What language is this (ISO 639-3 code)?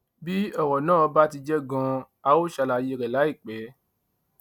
yor